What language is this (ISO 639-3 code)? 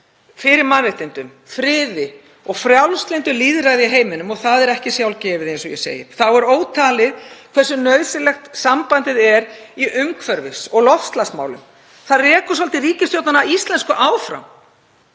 isl